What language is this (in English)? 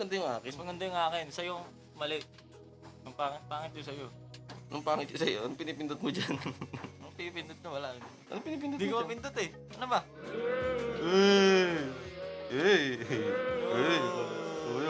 Filipino